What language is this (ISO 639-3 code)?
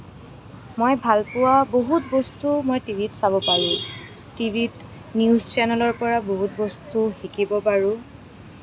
asm